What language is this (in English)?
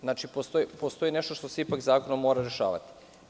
Serbian